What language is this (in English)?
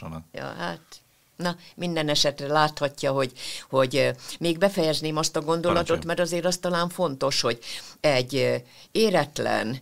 Hungarian